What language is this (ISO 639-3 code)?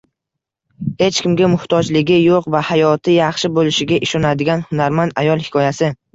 uzb